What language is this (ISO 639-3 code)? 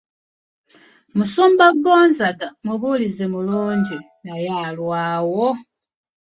lug